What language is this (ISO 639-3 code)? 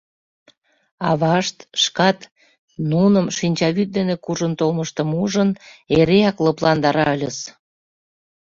chm